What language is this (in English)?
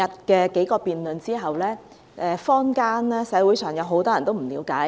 Cantonese